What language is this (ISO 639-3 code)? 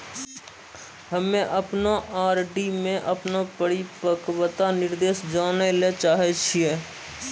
mai